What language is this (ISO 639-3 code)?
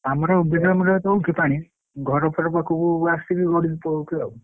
ori